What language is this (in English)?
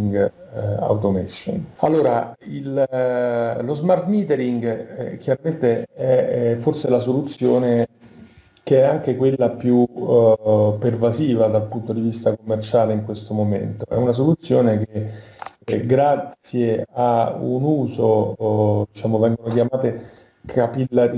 Italian